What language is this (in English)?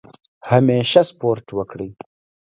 Pashto